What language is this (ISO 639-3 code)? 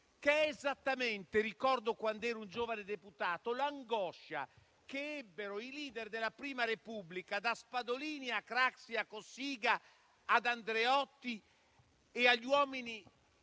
ita